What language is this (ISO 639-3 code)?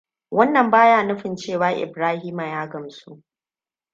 hau